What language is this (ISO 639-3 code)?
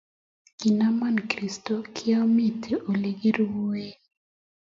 kln